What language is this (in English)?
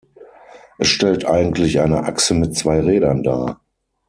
German